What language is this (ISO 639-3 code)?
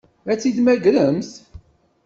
kab